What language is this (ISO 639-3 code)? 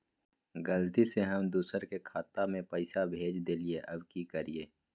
mag